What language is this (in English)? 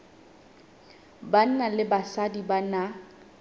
Southern Sotho